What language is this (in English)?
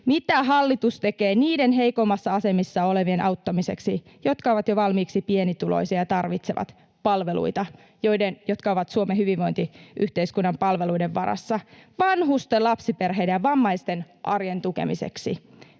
Finnish